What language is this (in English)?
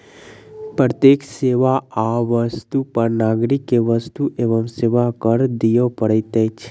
Maithili